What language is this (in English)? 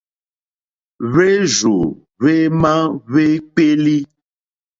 Mokpwe